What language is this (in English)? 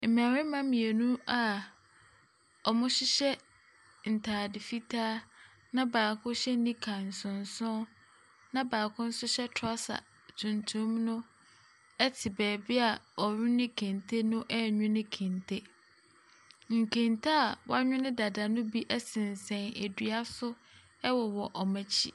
Akan